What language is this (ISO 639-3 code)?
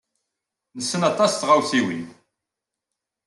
kab